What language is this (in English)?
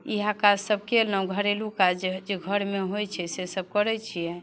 Maithili